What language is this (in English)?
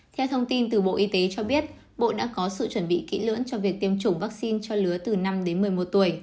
Vietnamese